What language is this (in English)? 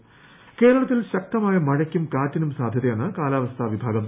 Malayalam